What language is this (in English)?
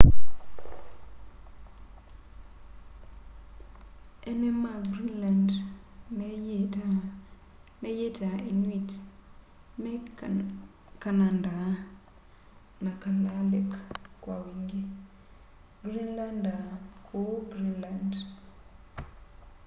Kamba